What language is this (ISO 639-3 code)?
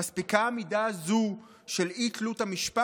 heb